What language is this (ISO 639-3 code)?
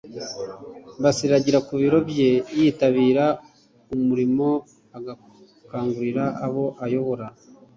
kin